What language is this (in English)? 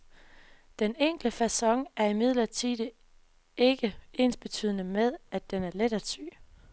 Danish